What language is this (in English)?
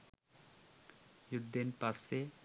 Sinhala